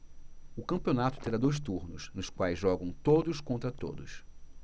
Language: Portuguese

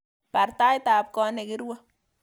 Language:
Kalenjin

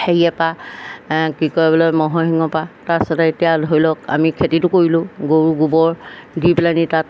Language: Assamese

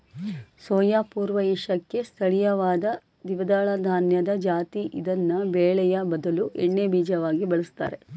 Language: Kannada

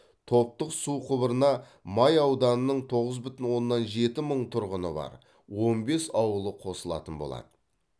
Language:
Kazakh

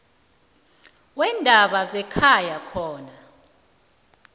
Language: South Ndebele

